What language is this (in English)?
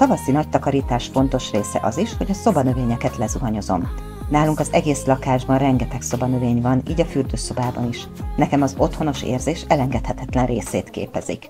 Hungarian